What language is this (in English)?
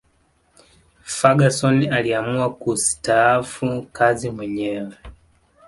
Swahili